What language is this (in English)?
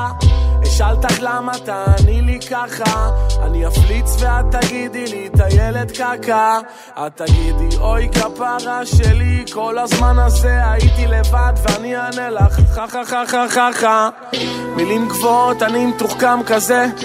Hebrew